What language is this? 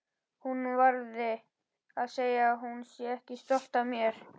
Icelandic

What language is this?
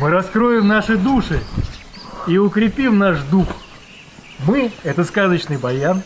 Russian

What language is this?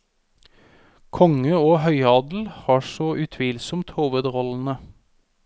Norwegian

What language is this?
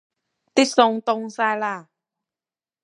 Cantonese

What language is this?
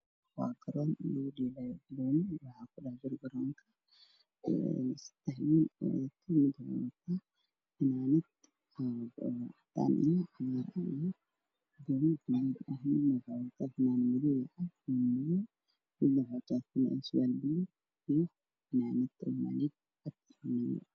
Somali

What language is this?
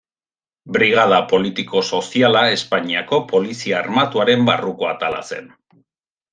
Basque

